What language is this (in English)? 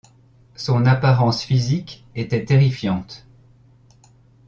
French